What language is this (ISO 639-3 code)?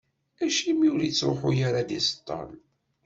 kab